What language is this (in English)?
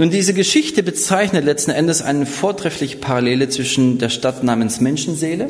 German